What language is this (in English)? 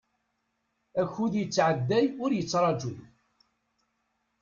Kabyle